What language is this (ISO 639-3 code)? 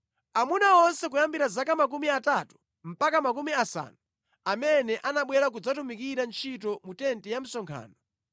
nya